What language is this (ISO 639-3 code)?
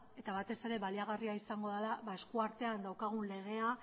eus